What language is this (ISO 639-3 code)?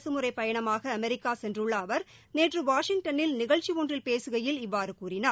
tam